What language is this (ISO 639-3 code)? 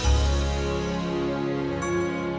ind